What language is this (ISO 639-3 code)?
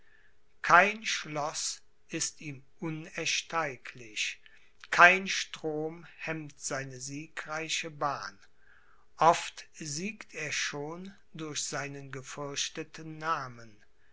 deu